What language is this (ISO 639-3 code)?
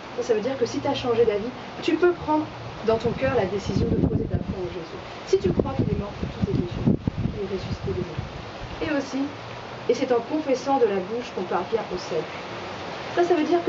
fra